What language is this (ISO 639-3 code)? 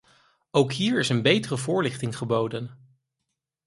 nld